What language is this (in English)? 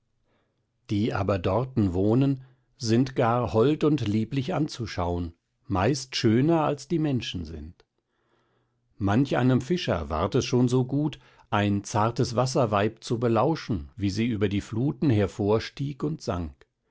German